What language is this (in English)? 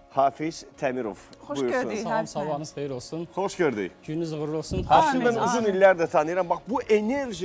Turkish